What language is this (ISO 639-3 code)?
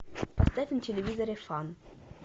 rus